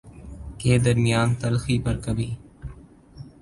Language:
Urdu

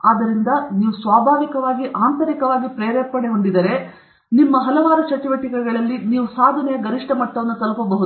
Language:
Kannada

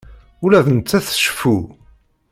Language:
Kabyle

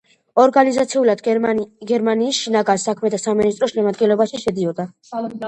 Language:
Georgian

